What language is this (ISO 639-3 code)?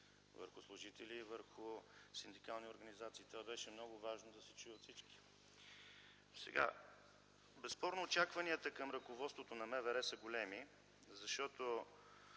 bul